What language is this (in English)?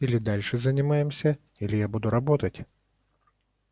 Russian